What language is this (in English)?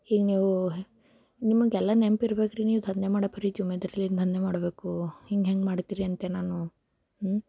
Kannada